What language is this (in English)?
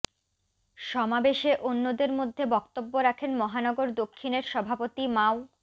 Bangla